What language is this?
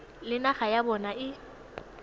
Tswana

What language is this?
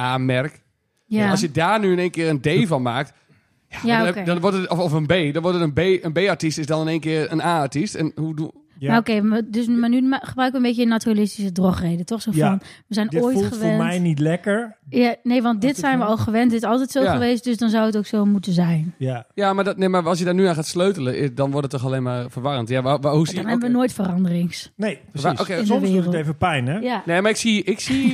Dutch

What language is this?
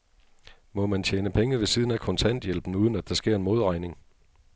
Danish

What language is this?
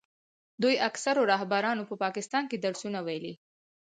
Pashto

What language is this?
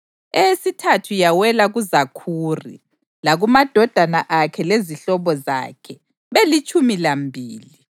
North Ndebele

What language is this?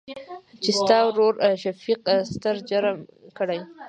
Pashto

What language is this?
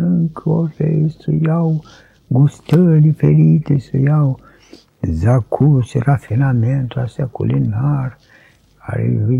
Romanian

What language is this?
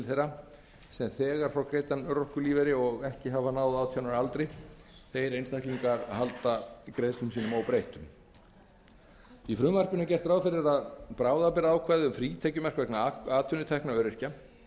Icelandic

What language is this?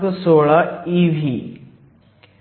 Marathi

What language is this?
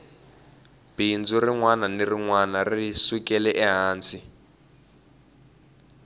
Tsonga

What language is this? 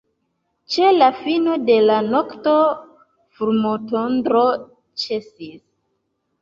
Esperanto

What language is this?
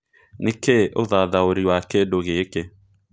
Kikuyu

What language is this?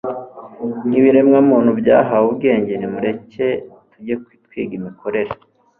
Kinyarwanda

